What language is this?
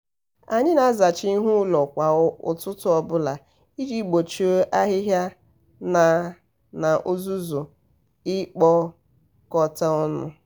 Igbo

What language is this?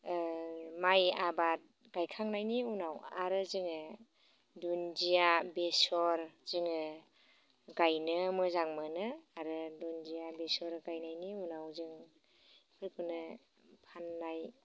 Bodo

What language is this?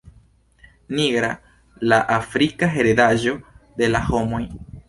Esperanto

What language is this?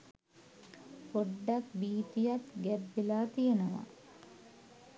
Sinhala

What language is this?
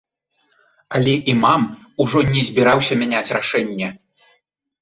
Belarusian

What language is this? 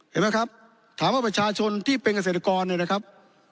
Thai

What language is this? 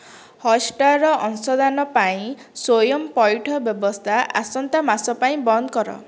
Odia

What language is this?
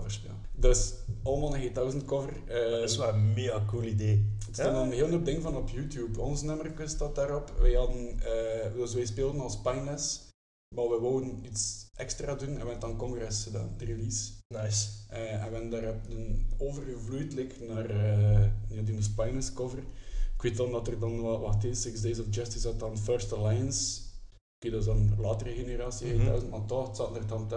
Dutch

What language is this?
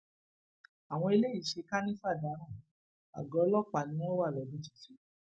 Yoruba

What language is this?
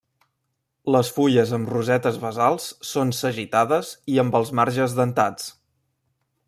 Catalan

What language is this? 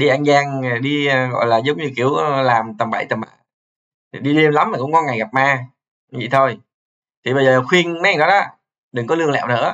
Vietnamese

